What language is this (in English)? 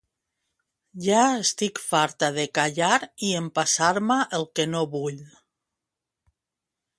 Catalan